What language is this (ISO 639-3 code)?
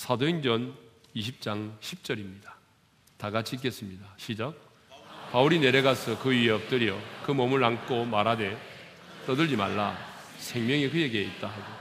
kor